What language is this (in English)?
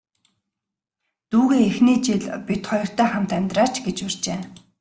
Mongolian